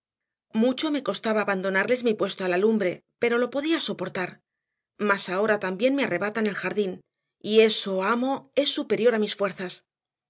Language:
Spanish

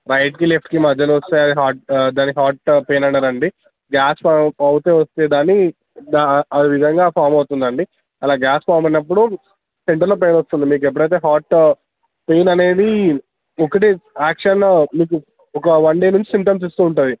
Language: Telugu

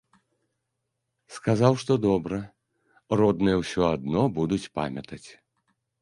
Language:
Belarusian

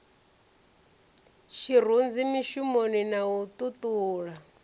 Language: Venda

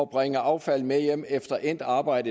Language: Danish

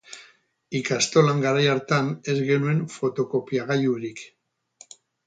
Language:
Basque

